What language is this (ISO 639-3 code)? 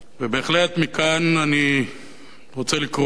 heb